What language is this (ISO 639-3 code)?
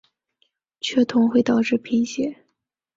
zho